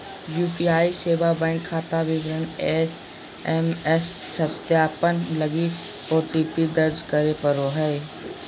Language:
Magahi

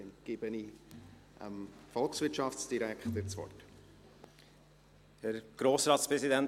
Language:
Swiss German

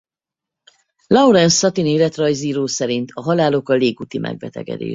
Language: Hungarian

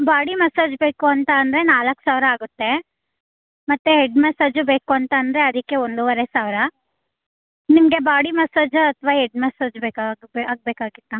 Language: Kannada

